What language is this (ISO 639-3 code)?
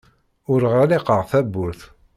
kab